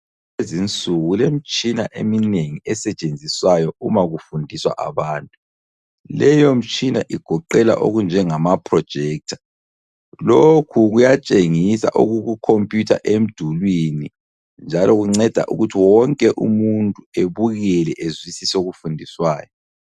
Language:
North Ndebele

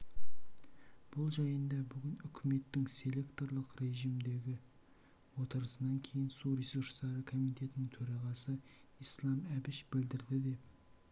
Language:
Kazakh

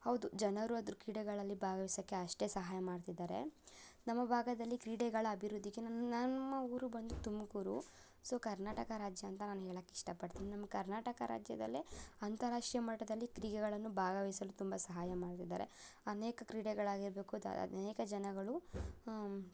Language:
Kannada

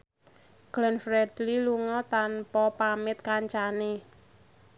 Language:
Javanese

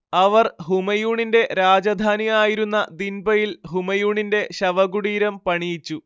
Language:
Malayalam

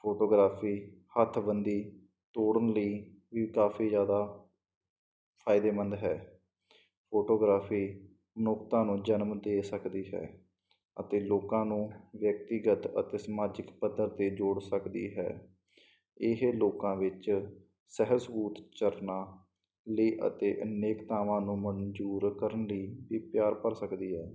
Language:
Punjabi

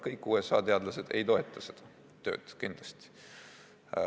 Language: Estonian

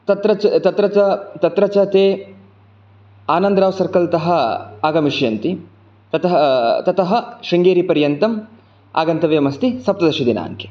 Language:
Sanskrit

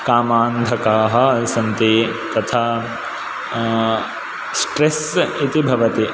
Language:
Sanskrit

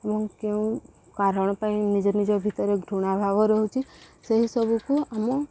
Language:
Odia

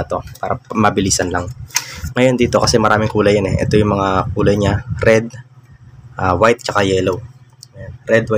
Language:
Filipino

